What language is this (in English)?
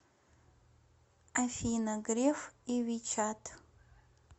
Russian